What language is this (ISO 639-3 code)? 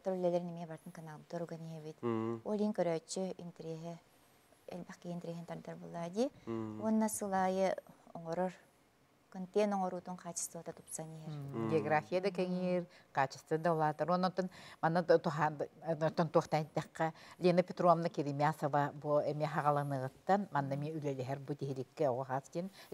tur